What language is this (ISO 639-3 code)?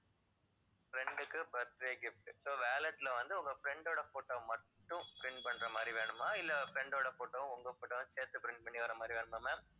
tam